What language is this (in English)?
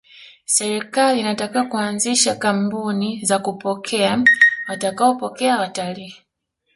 Swahili